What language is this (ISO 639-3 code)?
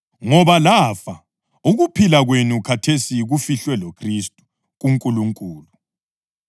nde